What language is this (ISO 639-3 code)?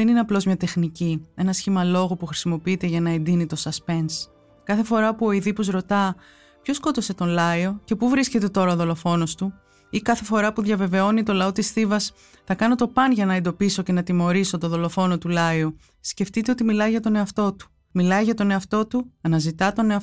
ell